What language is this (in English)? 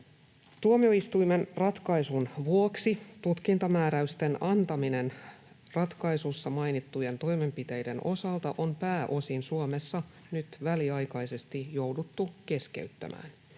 Finnish